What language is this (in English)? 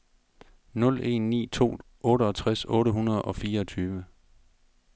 Danish